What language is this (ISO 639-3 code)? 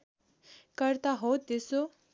nep